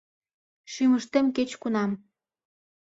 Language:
Mari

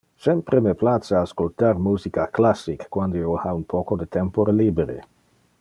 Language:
Interlingua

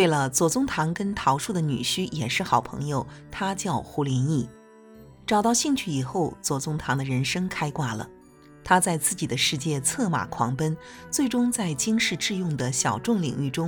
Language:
Chinese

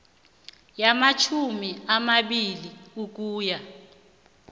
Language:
South Ndebele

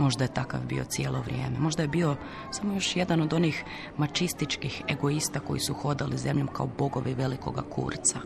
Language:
Croatian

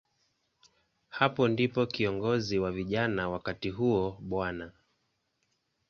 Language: Swahili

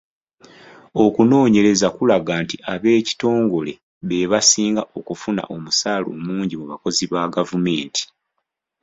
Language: Ganda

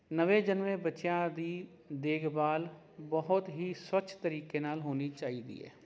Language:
Punjabi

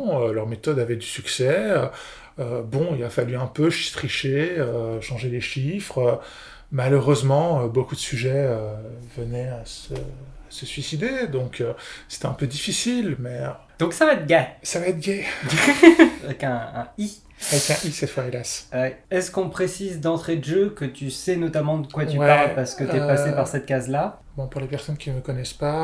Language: French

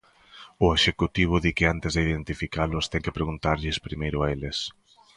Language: Galician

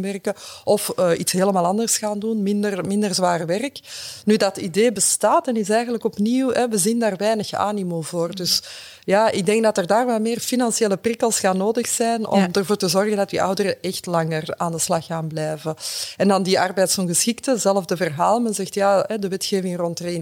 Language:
Dutch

